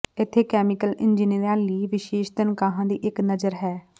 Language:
Punjabi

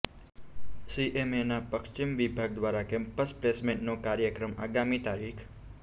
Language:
Gujarati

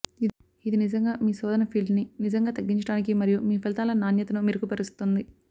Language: Telugu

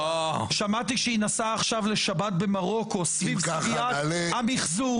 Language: Hebrew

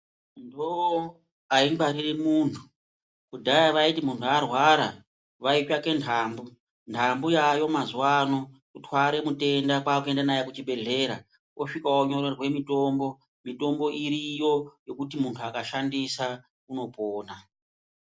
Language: Ndau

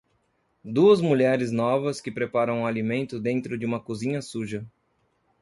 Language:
Portuguese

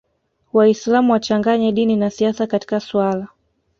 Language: Swahili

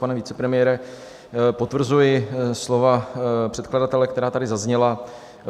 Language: Czech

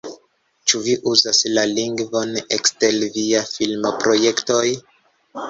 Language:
Esperanto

